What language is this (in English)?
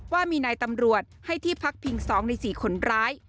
Thai